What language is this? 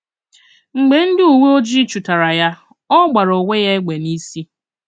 Igbo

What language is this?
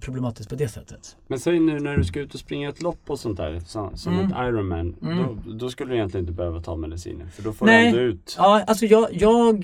Swedish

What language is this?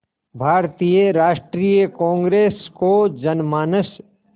Hindi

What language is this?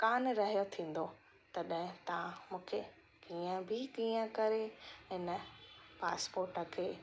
Sindhi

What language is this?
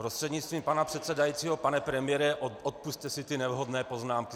Czech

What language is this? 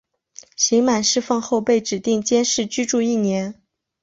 Chinese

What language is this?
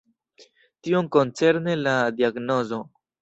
Esperanto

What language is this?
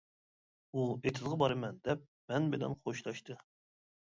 Uyghur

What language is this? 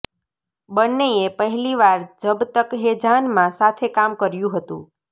Gujarati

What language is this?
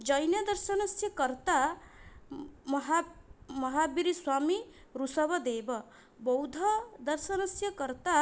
Sanskrit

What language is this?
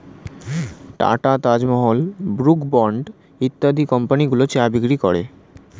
Bangla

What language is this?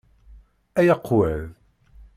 Kabyle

